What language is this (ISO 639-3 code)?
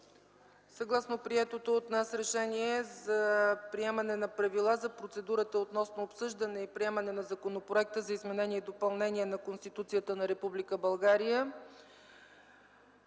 bul